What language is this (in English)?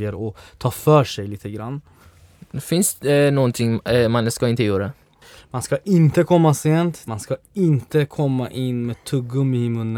Swedish